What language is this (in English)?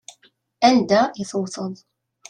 Kabyle